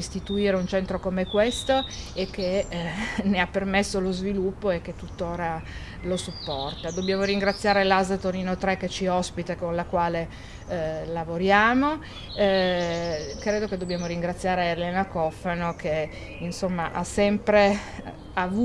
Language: Italian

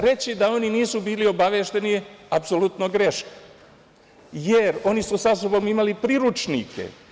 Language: Serbian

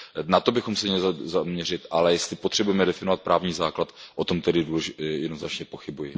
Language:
Czech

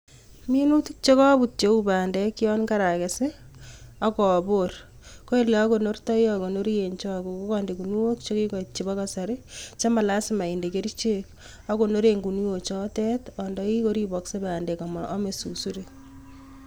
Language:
Kalenjin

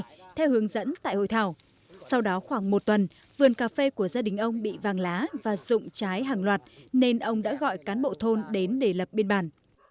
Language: Vietnamese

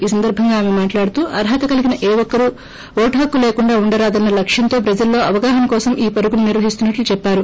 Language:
Telugu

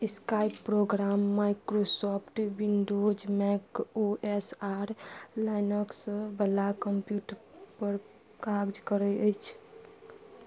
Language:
Maithili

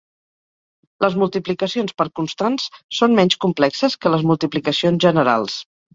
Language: Catalan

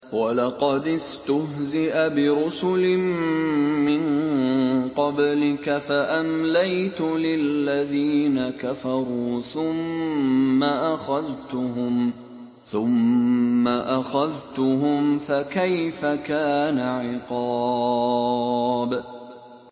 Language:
Arabic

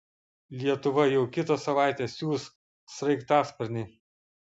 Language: Lithuanian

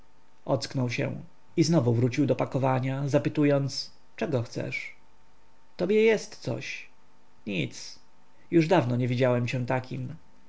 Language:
Polish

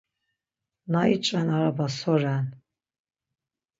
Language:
Laz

